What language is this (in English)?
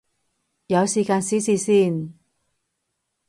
Cantonese